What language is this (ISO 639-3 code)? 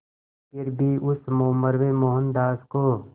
hin